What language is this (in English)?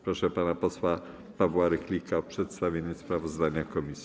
Polish